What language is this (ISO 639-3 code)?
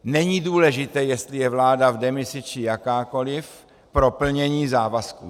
ces